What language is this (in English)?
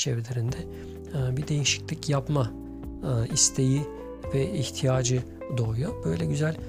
Turkish